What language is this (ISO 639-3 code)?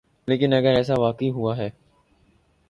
urd